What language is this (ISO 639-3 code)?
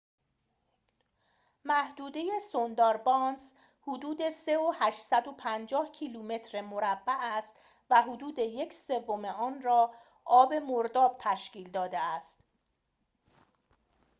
fas